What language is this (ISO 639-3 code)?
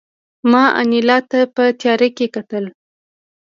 pus